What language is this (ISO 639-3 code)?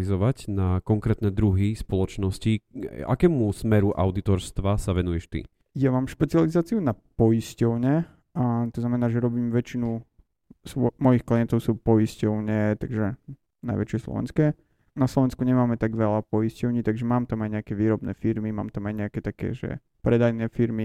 slk